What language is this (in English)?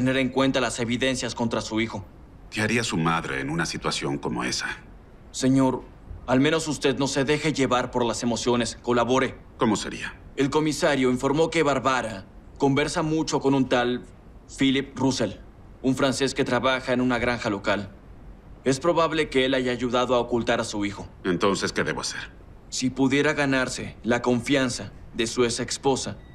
Spanish